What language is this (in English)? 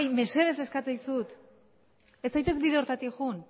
Basque